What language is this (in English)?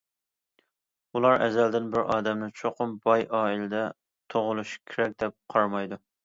Uyghur